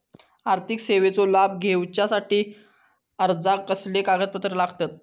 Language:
Marathi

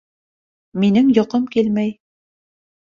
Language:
Bashkir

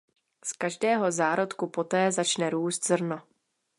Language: Czech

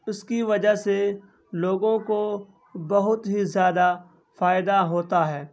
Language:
Urdu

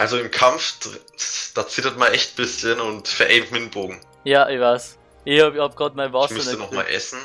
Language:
German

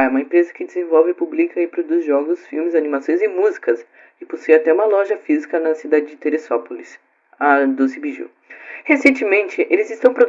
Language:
Portuguese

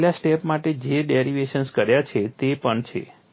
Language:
Gujarati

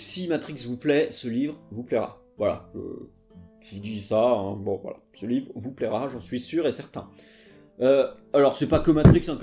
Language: French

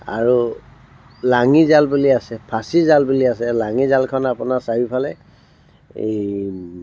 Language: Assamese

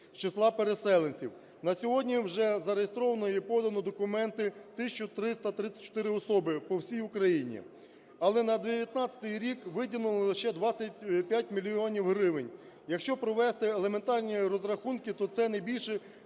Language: Ukrainian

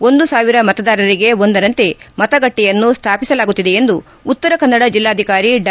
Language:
Kannada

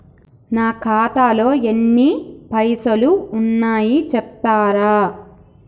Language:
Telugu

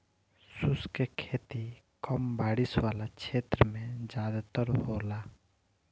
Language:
Bhojpuri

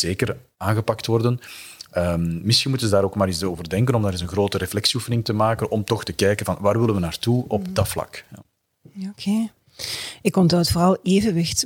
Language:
Dutch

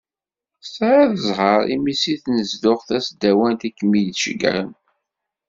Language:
Kabyle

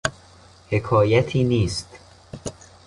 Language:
Persian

